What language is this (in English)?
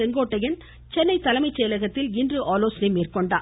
Tamil